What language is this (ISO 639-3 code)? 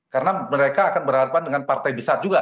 ind